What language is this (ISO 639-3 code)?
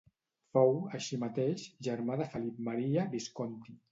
cat